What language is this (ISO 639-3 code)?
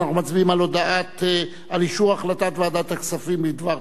heb